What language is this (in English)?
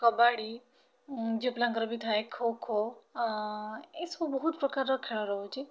Odia